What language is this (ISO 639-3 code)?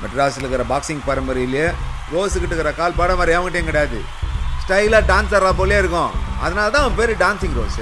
tel